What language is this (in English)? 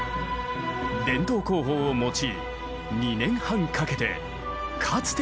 Japanese